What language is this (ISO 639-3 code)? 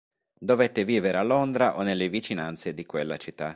ita